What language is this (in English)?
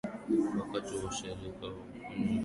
Swahili